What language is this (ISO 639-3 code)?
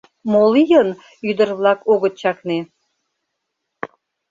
chm